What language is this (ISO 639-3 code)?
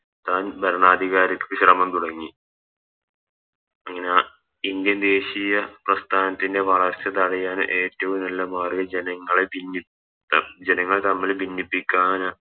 mal